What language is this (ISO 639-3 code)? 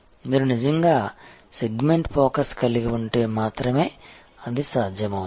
tel